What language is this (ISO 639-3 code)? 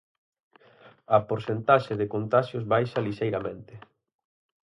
glg